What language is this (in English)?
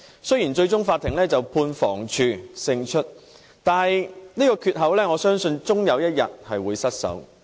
Cantonese